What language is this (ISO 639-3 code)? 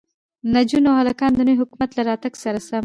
pus